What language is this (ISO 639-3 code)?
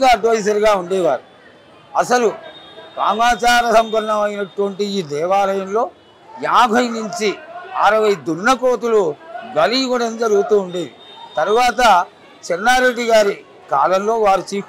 tel